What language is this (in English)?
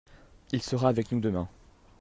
French